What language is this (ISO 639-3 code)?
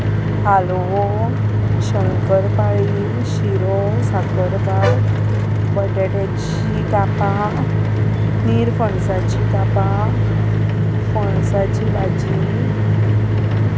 kok